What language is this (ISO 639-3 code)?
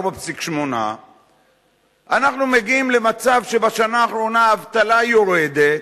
heb